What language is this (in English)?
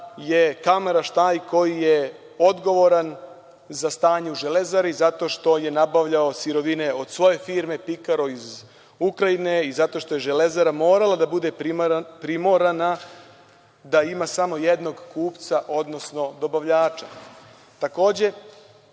Serbian